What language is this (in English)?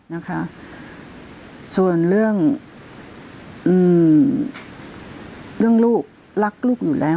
Thai